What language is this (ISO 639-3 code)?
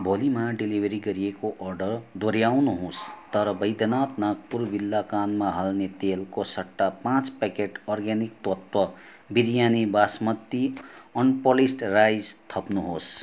nep